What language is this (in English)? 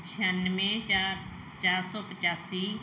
Punjabi